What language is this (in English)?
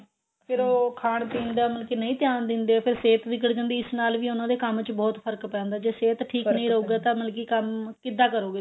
Punjabi